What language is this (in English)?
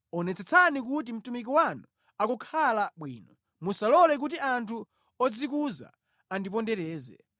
Nyanja